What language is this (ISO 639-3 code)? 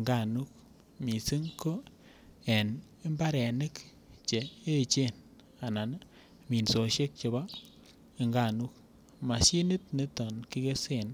kln